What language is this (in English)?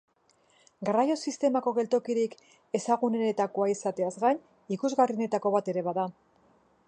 Basque